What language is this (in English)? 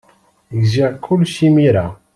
Kabyle